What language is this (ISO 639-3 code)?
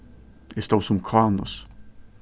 fao